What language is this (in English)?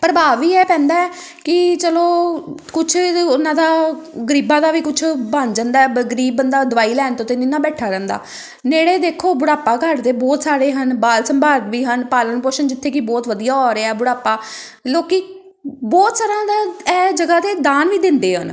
Punjabi